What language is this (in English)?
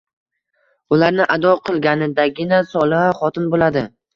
Uzbek